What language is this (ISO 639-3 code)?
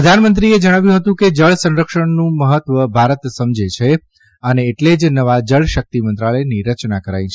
guj